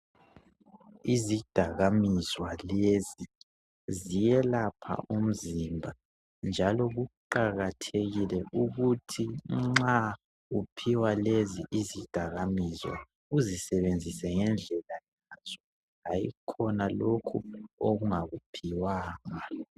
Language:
North Ndebele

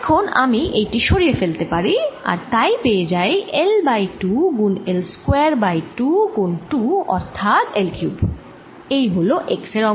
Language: Bangla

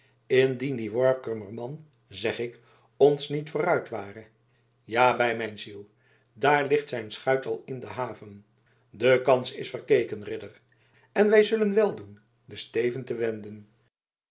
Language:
Dutch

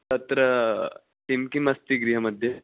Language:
Sanskrit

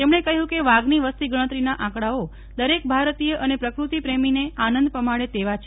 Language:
Gujarati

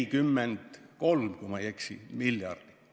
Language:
Estonian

